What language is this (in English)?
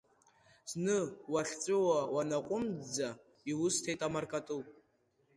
Abkhazian